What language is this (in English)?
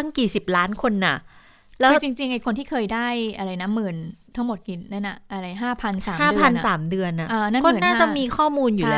Thai